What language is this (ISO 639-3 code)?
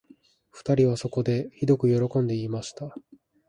jpn